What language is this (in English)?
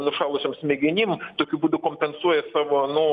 Lithuanian